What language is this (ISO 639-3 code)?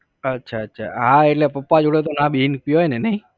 guj